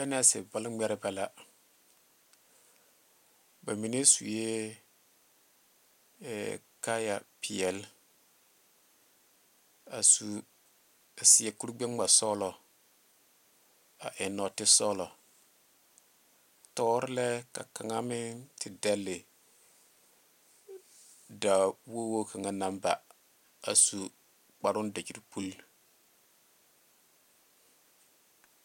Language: Southern Dagaare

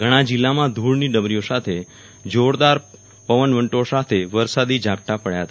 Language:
Gujarati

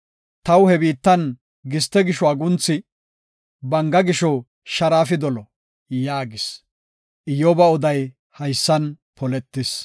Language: Gofa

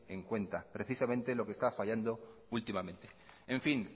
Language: Spanish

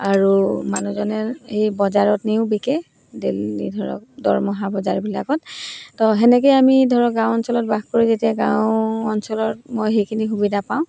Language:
Assamese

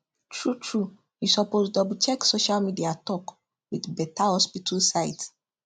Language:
Nigerian Pidgin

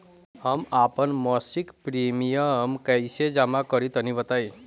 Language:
Bhojpuri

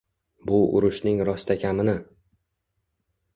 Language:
Uzbek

